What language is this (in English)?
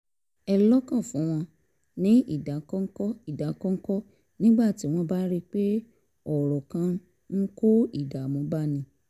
Yoruba